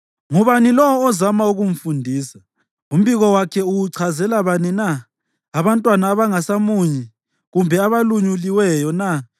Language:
North Ndebele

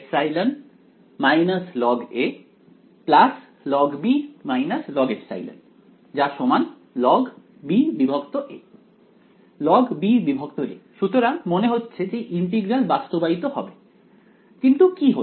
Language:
Bangla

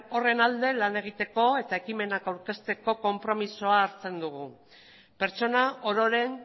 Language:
Basque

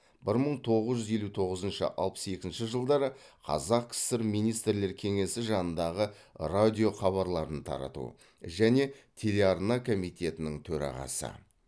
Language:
Kazakh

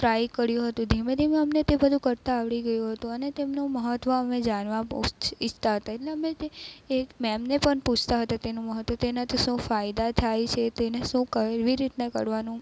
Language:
Gujarati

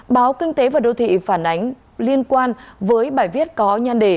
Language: Vietnamese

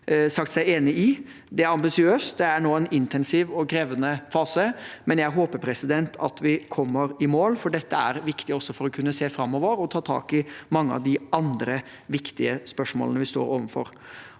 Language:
Norwegian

